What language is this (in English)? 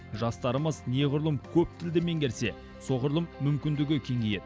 Kazakh